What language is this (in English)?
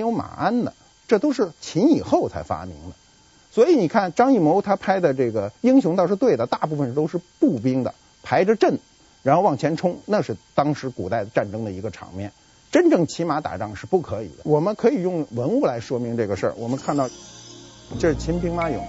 Chinese